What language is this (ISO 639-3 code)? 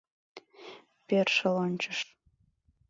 chm